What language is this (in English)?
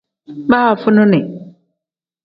Tem